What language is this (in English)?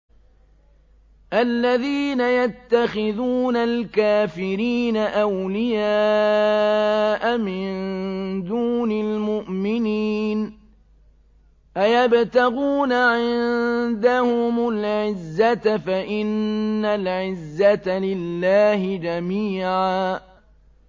Arabic